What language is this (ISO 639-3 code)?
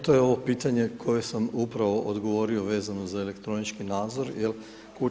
hrv